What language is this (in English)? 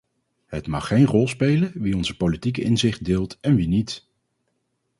Dutch